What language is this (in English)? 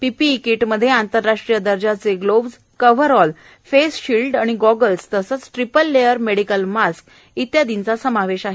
Marathi